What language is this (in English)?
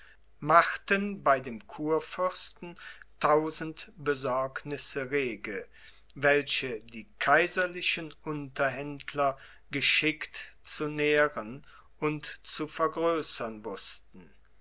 German